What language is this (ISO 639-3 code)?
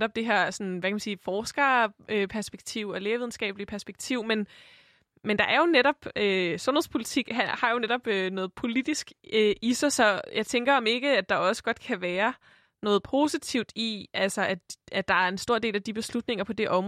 dan